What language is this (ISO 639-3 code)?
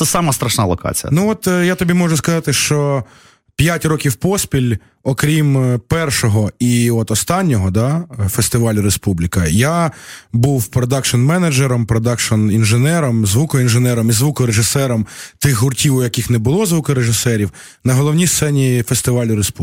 ukr